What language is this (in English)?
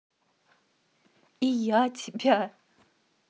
Russian